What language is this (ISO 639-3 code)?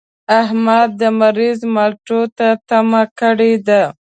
pus